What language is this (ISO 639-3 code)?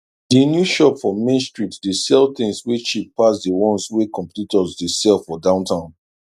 pcm